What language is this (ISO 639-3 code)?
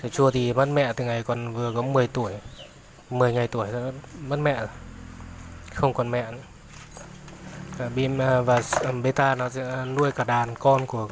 vie